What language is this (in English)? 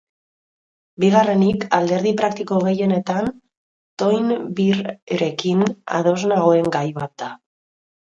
Basque